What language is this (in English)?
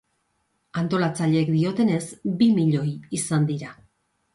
Basque